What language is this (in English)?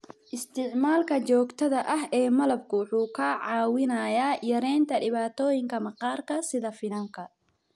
Somali